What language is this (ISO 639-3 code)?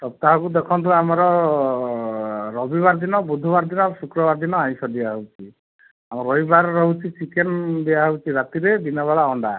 ori